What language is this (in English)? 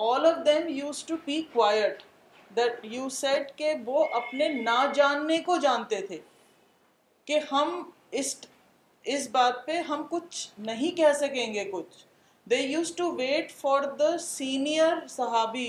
Urdu